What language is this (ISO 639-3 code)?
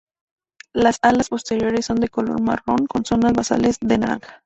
spa